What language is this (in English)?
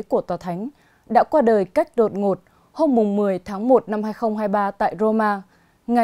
Vietnamese